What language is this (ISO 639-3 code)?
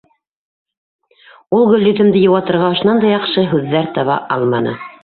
bak